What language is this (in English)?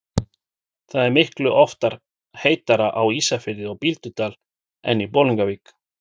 Icelandic